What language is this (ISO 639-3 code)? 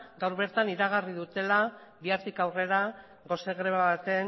eus